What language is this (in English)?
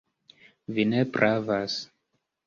Esperanto